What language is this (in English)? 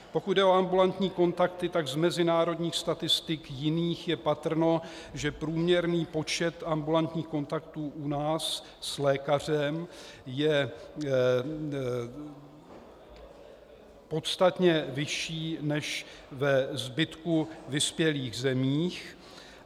Czech